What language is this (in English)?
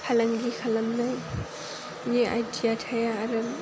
Bodo